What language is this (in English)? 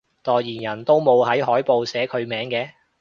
Cantonese